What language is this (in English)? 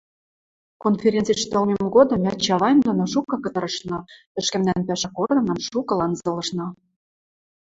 Western Mari